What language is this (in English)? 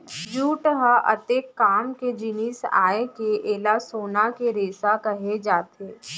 Chhattisgarhi